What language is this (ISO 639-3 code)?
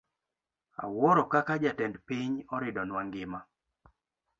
luo